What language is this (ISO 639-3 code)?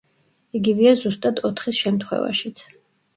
kat